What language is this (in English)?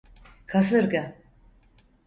Turkish